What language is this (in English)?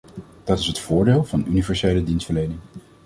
Dutch